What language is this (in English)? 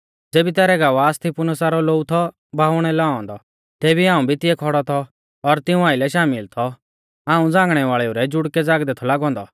Mahasu Pahari